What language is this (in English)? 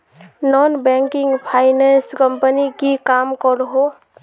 Magahi